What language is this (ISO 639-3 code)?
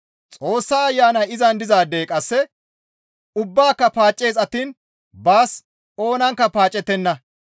gmv